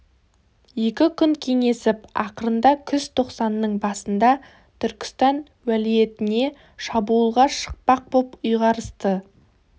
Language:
Kazakh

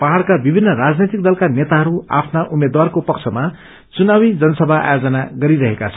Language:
Nepali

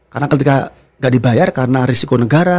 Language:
Indonesian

